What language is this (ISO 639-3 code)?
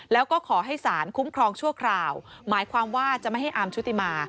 tha